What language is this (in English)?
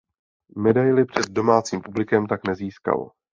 Czech